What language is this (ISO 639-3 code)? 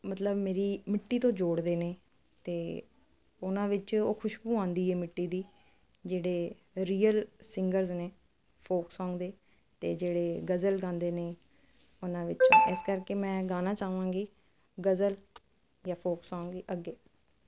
pan